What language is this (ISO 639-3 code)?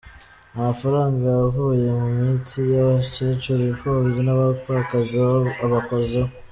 kin